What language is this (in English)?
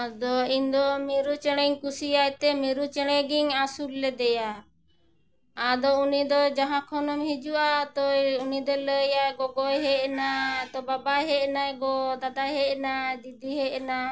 Santali